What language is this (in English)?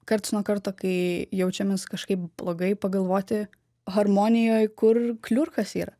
Lithuanian